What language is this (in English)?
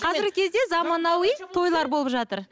Kazakh